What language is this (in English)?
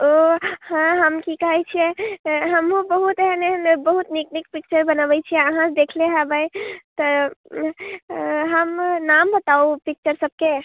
Maithili